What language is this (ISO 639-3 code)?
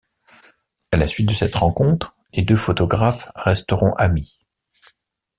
fra